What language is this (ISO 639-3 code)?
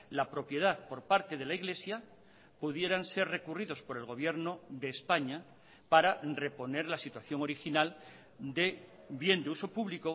spa